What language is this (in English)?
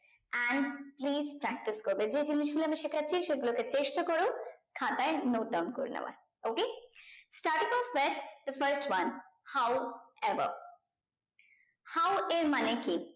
Bangla